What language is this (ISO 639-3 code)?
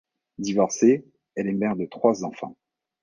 fra